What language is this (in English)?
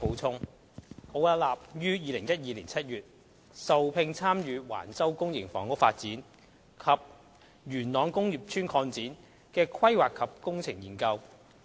Cantonese